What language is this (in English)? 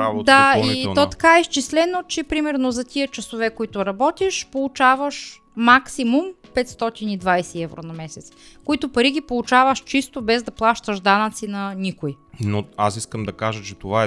Bulgarian